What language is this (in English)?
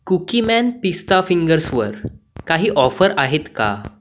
Marathi